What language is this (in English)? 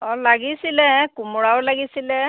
Assamese